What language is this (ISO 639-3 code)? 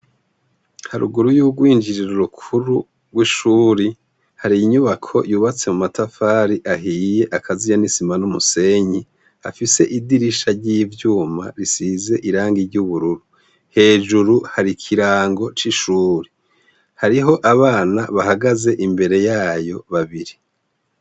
run